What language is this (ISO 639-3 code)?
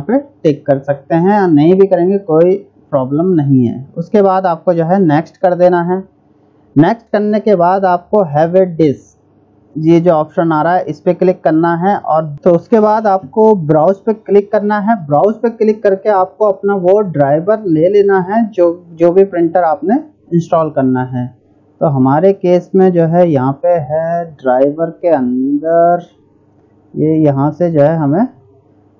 hin